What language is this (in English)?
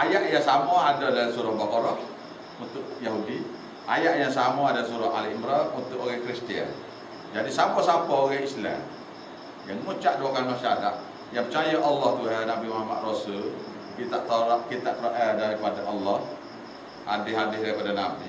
Malay